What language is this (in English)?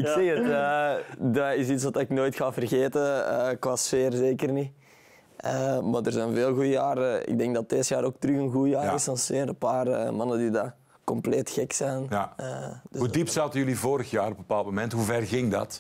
Dutch